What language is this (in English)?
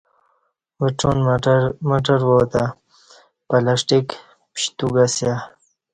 Kati